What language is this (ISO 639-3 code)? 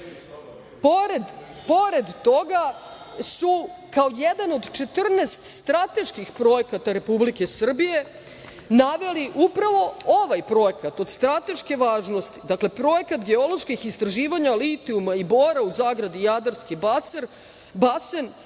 srp